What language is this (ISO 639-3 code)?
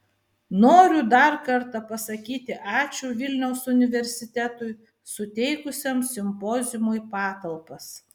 lit